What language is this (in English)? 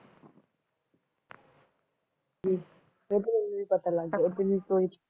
Punjabi